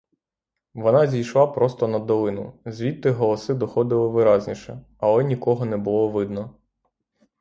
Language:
Ukrainian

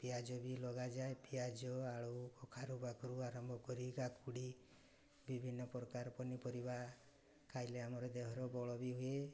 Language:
Odia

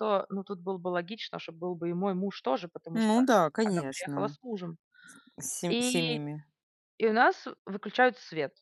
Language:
Russian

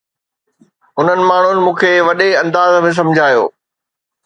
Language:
Sindhi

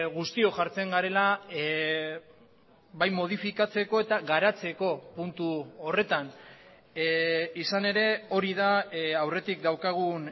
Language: Basque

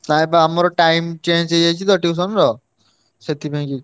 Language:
Odia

